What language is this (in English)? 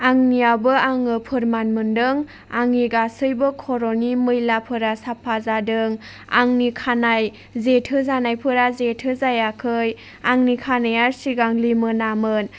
Bodo